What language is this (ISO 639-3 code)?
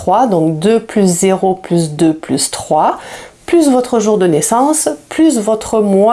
fra